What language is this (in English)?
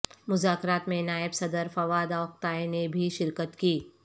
Urdu